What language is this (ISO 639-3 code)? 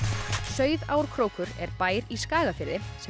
isl